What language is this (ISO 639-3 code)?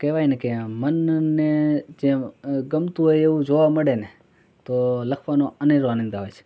guj